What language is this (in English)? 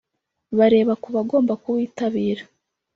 Kinyarwanda